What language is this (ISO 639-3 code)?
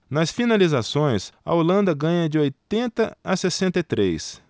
por